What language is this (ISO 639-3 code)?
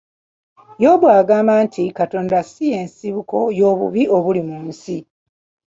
lug